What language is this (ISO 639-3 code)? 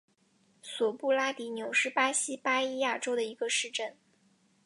zho